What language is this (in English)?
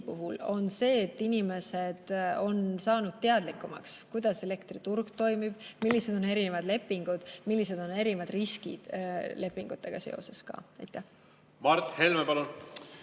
Estonian